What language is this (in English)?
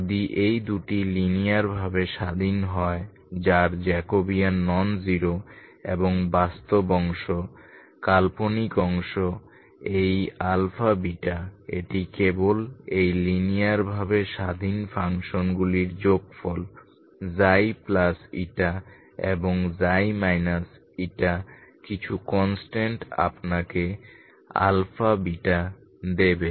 Bangla